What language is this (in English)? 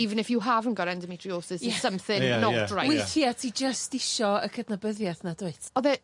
Welsh